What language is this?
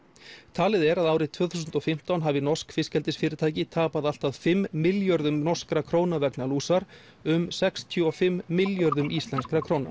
Icelandic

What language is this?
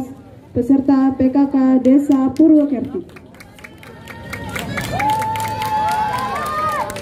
Indonesian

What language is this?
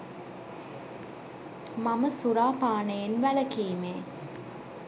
Sinhala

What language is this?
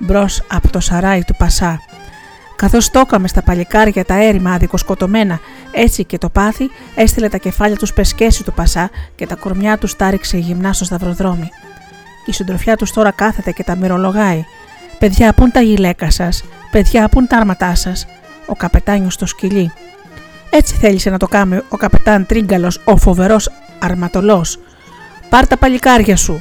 Greek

